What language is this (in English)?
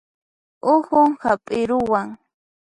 Puno Quechua